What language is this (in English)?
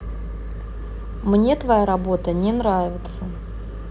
Russian